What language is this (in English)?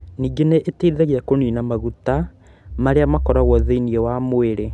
Kikuyu